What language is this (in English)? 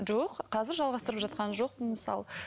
Kazakh